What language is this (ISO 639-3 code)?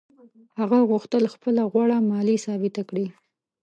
pus